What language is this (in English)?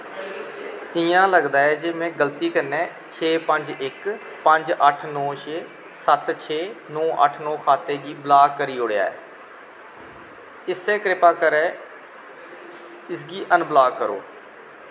Dogri